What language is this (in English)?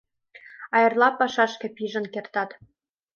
Mari